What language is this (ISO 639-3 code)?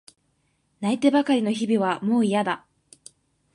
jpn